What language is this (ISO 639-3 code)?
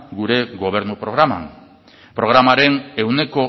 eus